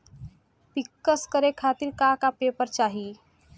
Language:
Bhojpuri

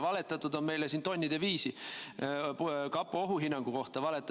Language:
Estonian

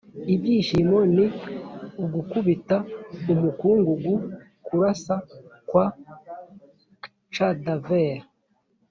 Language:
Kinyarwanda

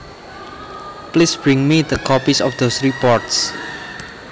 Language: Javanese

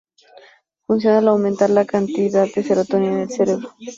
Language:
Spanish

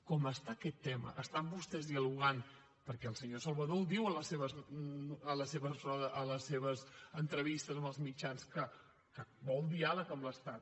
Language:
Catalan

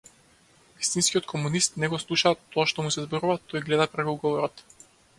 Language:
Macedonian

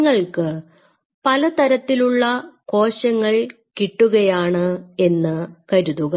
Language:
Malayalam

